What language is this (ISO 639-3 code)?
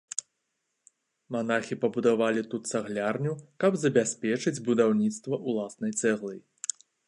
bel